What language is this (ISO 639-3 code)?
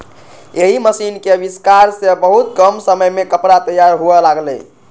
mai